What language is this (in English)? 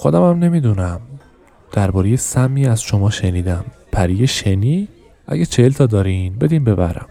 Persian